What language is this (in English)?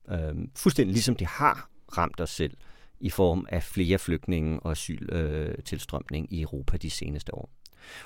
Danish